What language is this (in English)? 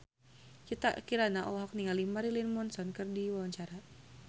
Sundanese